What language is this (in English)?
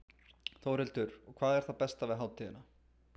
Icelandic